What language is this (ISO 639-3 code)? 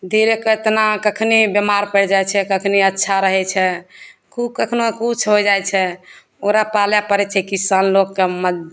mai